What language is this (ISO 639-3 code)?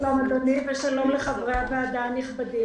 heb